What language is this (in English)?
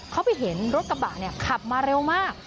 Thai